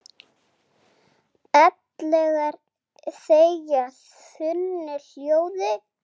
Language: Icelandic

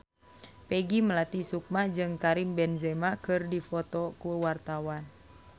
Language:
Sundanese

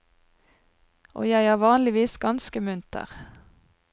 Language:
Norwegian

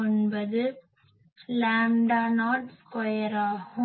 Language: Tamil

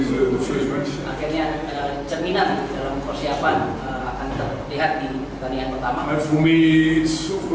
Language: Indonesian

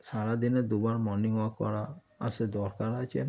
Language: Bangla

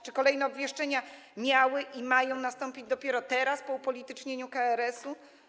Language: Polish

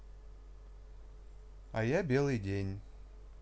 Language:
Russian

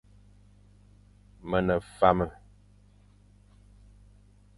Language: Fang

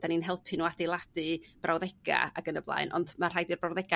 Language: Welsh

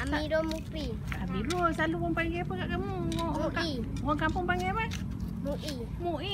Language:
Malay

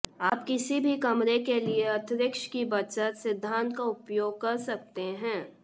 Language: Hindi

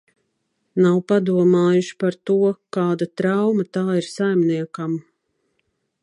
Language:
Latvian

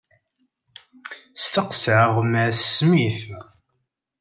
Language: Kabyle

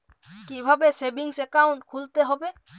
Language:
Bangla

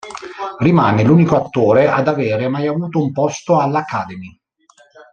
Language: Italian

